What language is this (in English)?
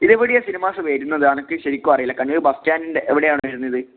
Malayalam